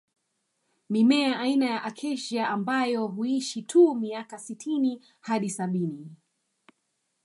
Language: Swahili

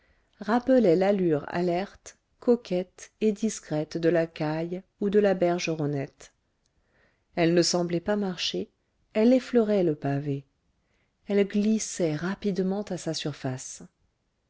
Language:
French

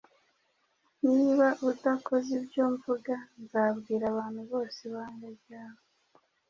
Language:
Kinyarwanda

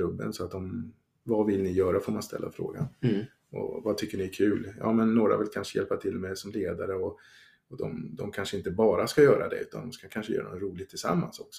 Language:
Swedish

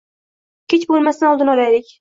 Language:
Uzbek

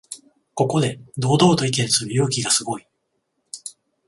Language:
Japanese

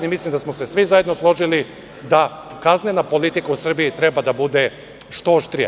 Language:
Serbian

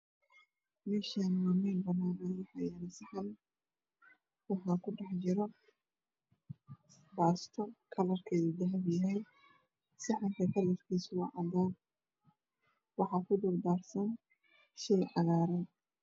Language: Somali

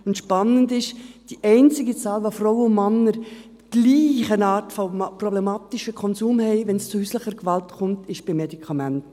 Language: Swiss German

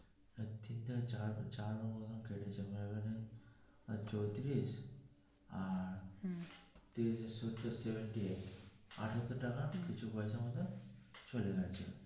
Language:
Bangla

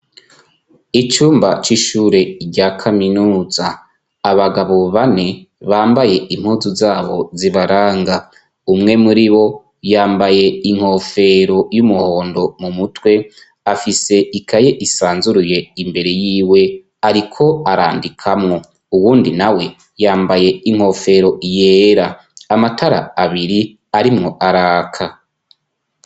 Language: Rundi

